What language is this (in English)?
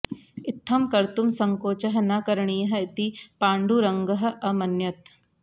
Sanskrit